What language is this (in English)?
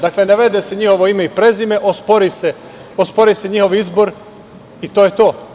Serbian